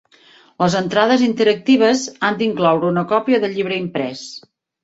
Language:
Catalan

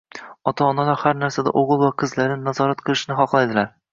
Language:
Uzbek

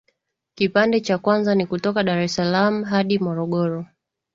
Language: Swahili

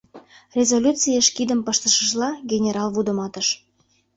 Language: Mari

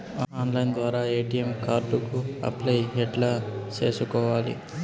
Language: Telugu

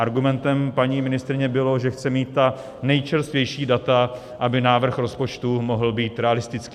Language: Czech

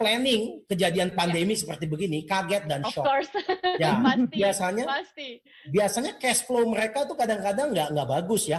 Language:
Indonesian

